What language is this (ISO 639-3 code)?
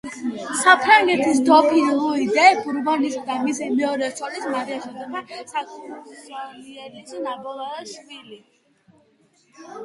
kat